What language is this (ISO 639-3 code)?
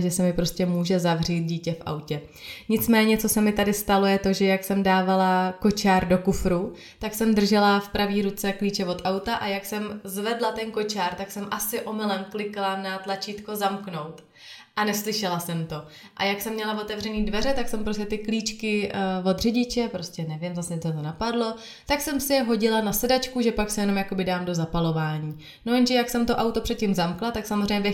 ces